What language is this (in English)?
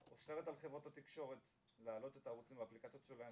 Hebrew